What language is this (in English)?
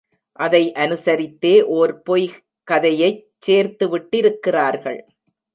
Tamil